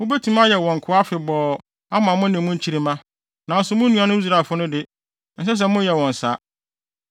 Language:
Akan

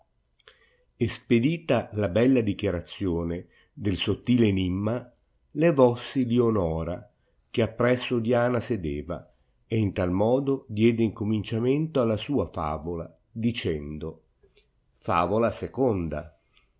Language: Italian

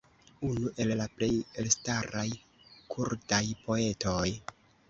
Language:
Esperanto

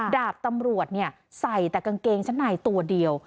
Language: Thai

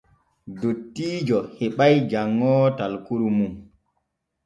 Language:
Borgu Fulfulde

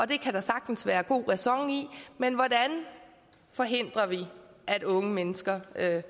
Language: Danish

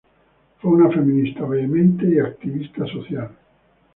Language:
Spanish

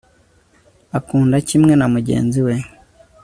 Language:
Kinyarwanda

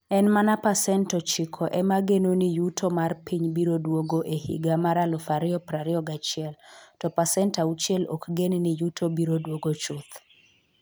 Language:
Luo (Kenya and Tanzania)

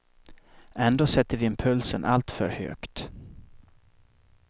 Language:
Swedish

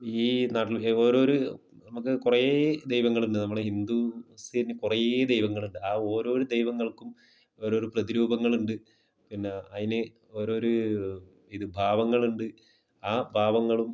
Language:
Malayalam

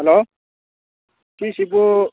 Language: Manipuri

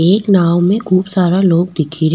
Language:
Rajasthani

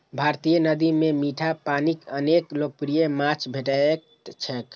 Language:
Maithili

